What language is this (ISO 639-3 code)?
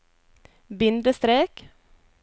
nor